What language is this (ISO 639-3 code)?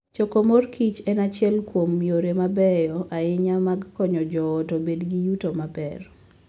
luo